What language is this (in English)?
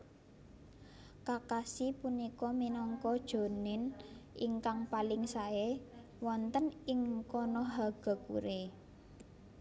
Javanese